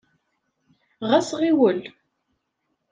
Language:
Kabyle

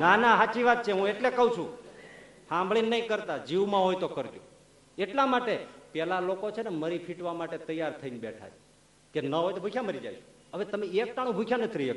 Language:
Gujarati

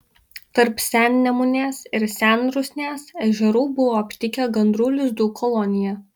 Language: Lithuanian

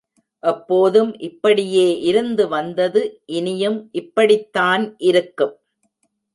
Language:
Tamil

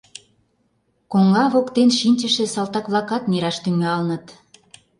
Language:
Mari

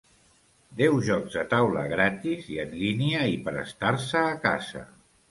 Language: Catalan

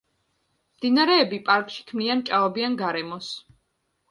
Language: Georgian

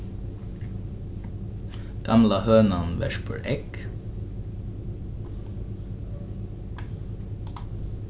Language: Faroese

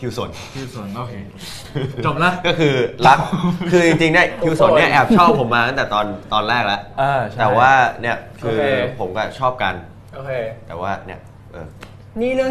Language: Thai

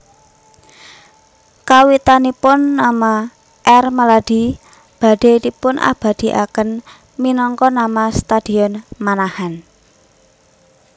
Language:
Javanese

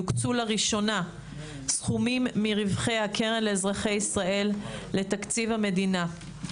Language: Hebrew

